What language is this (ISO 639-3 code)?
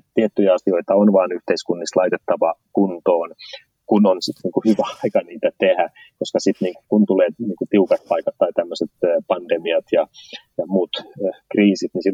fin